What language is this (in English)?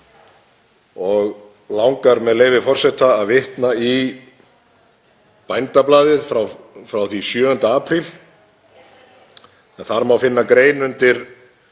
Icelandic